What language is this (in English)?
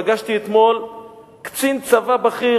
Hebrew